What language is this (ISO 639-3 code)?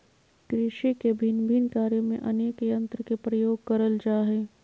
mag